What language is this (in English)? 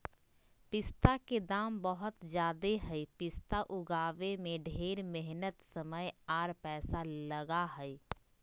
Magahi